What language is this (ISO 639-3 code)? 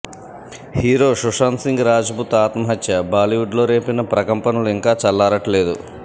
tel